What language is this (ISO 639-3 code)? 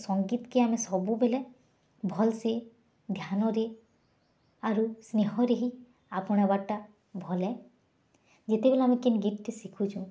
ori